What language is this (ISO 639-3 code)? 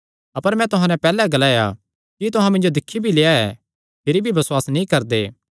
xnr